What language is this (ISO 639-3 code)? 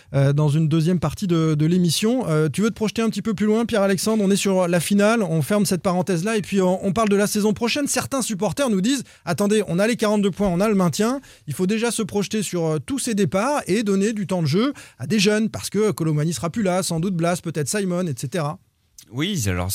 fra